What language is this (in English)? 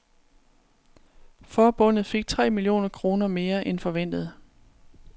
Danish